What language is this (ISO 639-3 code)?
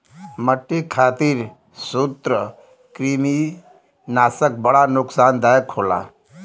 bho